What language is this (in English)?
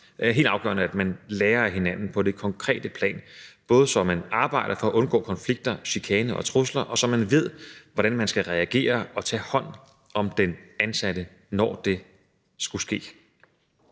Danish